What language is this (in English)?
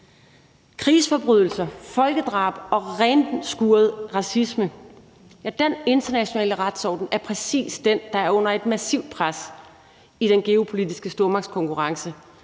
Danish